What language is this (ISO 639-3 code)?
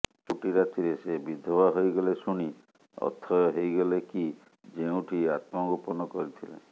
ori